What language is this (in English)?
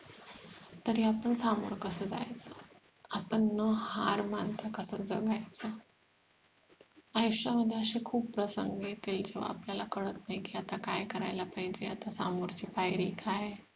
Marathi